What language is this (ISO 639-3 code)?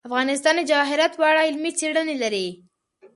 pus